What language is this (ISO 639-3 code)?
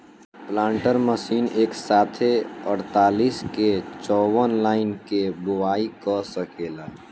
bho